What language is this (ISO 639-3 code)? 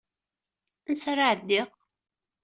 kab